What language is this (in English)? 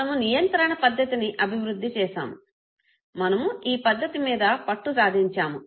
Telugu